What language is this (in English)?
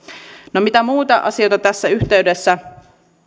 Finnish